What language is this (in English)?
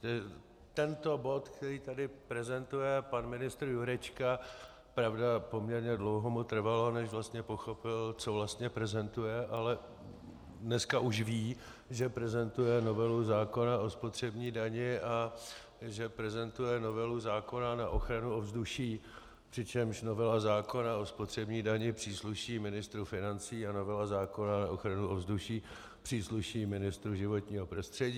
Czech